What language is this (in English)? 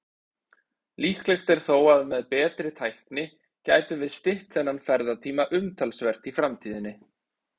Icelandic